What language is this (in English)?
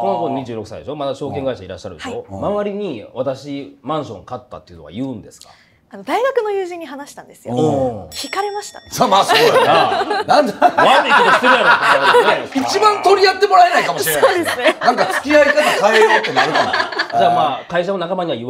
Japanese